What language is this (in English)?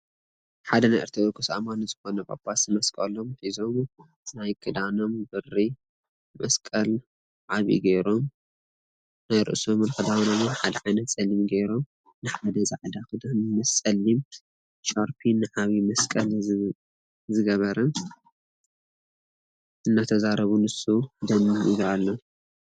Tigrinya